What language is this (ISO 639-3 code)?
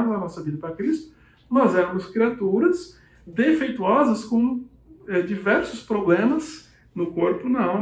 por